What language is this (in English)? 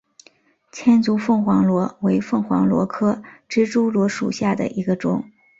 Chinese